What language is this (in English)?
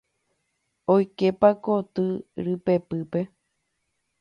Guarani